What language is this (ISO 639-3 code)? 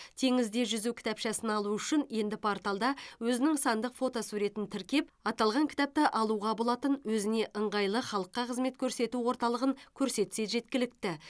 kaz